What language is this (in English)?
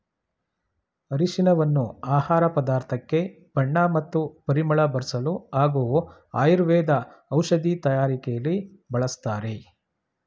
Kannada